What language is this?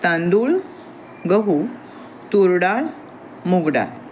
Marathi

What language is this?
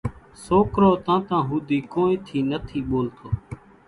Kachi Koli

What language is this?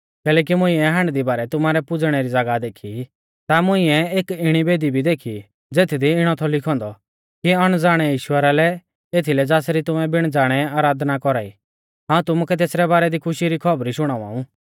Mahasu Pahari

